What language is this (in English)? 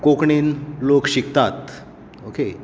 Konkani